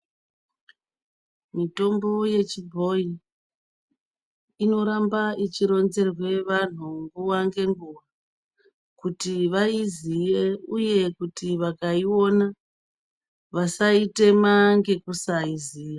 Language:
Ndau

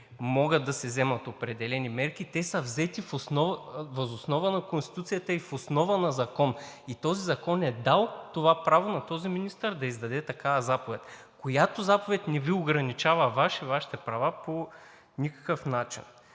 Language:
Bulgarian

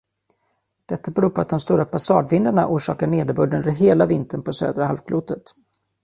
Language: Swedish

